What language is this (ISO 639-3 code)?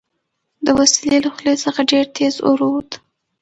pus